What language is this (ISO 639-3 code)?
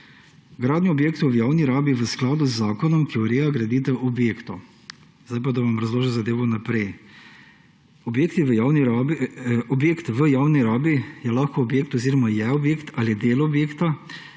slv